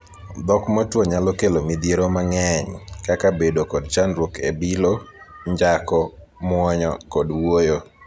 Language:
Luo (Kenya and Tanzania)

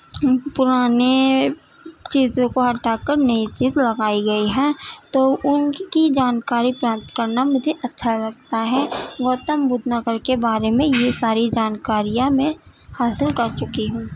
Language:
Urdu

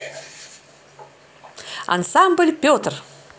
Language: Russian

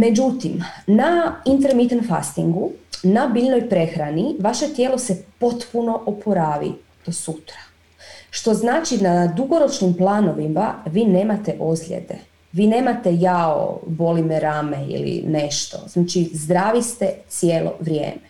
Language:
Croatian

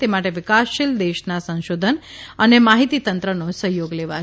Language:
Gujarati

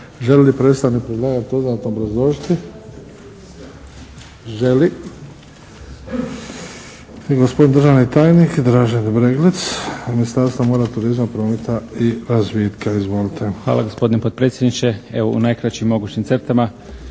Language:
Croatian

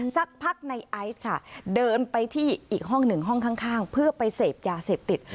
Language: Thai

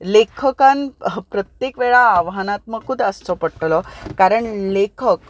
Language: Konkani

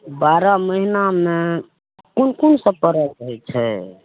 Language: Maithili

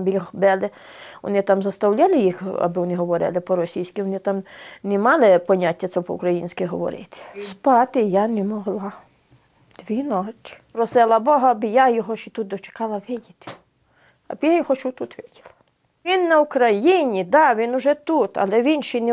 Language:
Ukrainian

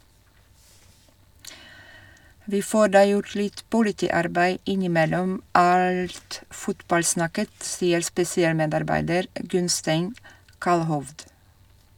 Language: Norwegian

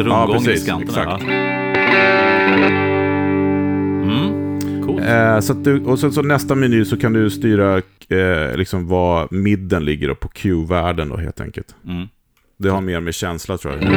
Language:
Swedish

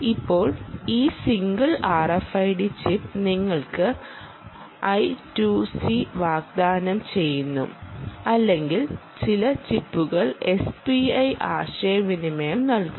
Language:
Malayalam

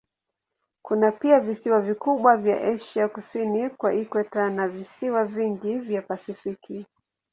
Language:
Swahili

